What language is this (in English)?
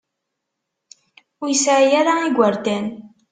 Kabyle